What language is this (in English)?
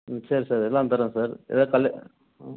Tamil